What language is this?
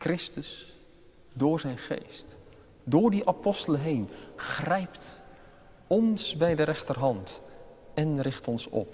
Dutch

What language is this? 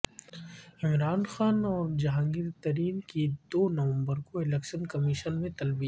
Urdu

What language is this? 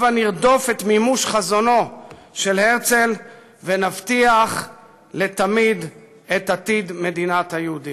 Hebrew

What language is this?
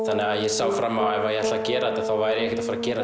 Icelandic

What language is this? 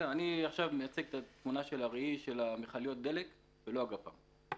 Hebrew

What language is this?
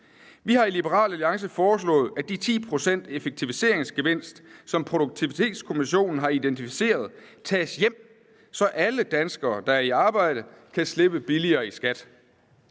Danish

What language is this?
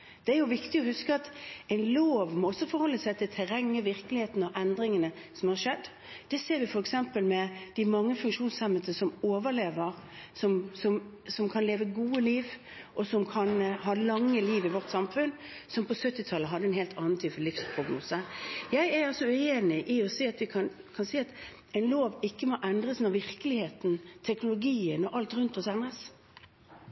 Norwegian Bokmål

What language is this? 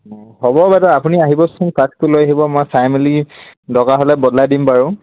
Assamese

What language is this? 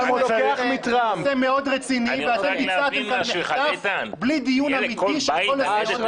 Hebrew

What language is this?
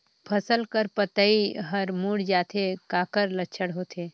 Chhattisgarhi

